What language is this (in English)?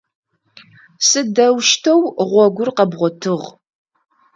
Adyghe